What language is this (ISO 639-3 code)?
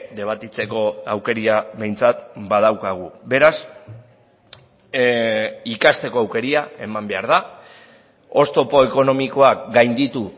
eus